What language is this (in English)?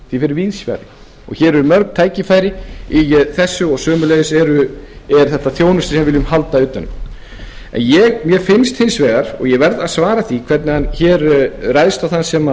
Icelandic